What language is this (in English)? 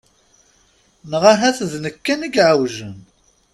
Kabyle